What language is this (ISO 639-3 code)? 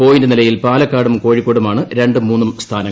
mal